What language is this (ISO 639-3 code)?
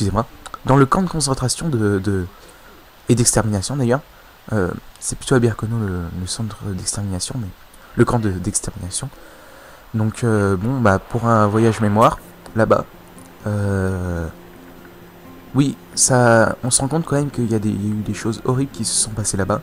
fra